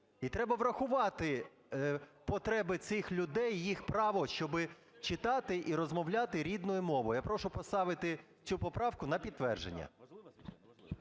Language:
Ukrainian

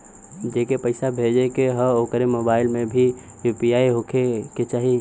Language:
Bhojpuri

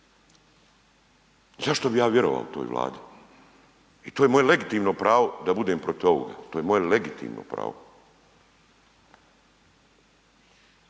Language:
Croatian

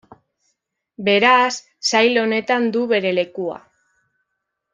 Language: Basque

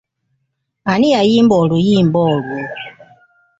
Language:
Ganda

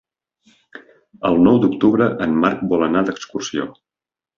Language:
Catalan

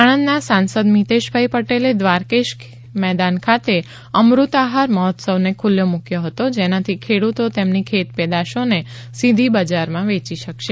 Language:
Gujarati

